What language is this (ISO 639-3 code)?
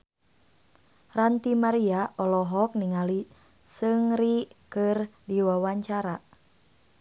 sun